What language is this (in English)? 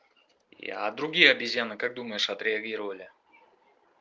Russian